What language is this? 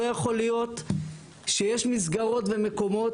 Hebrew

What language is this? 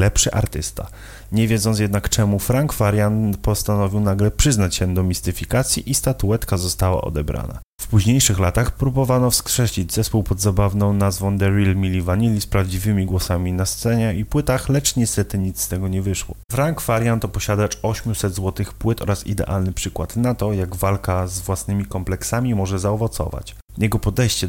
Polish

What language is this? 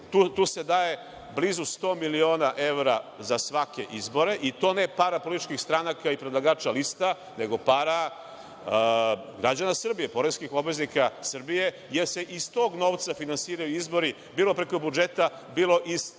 Serbian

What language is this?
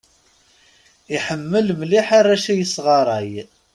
Kabyle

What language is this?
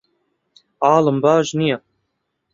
Central Kurdish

